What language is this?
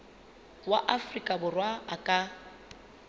Southern Sotho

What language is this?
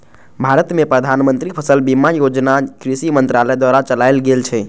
Maithili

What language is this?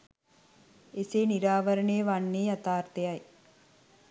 Sinhala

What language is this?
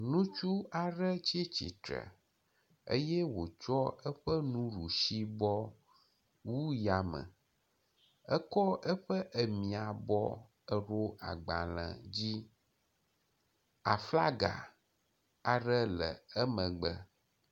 Ewe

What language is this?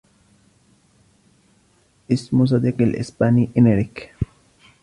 Arabic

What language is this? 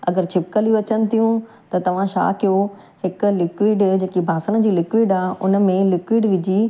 Sindhi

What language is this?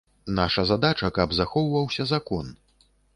Belarusian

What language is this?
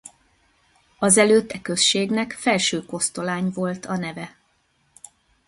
Hungarian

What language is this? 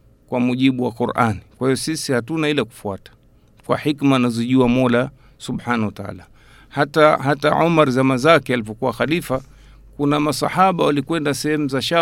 Swahili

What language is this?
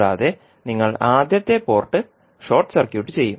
Malayalam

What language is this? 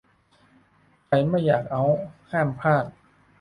Thai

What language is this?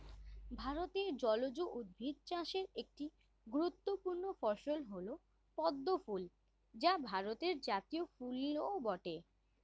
Bangla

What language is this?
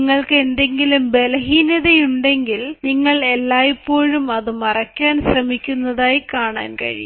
Malayalam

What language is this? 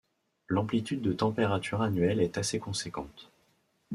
French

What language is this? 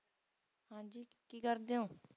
Punjabi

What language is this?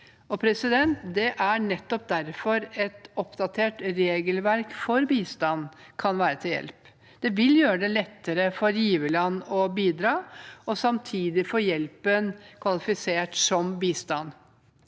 Norwegian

